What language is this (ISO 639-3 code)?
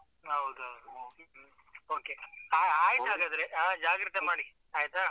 kan